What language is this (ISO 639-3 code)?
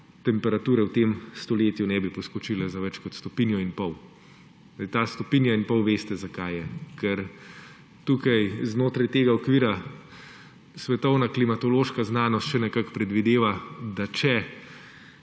slv